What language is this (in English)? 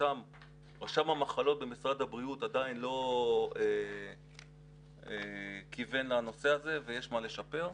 Hebrew